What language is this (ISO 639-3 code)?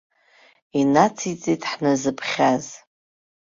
abk